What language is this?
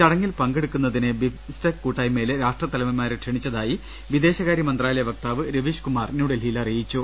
Malayalam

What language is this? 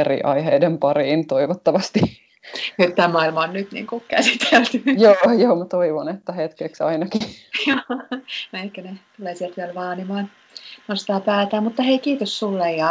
Finnish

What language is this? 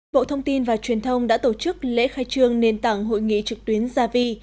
Vietnamese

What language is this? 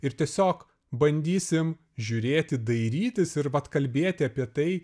Lithuanian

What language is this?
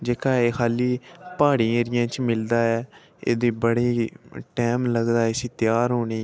Dogri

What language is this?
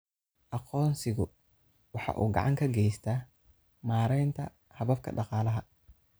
Somali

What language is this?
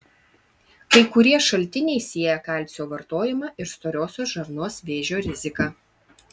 Lithuanian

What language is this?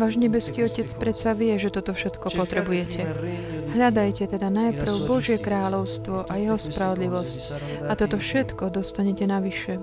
Slovak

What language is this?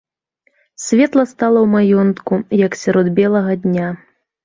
Belarusian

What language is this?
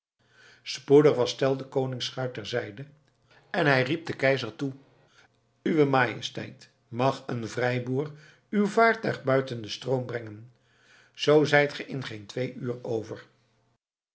Dutch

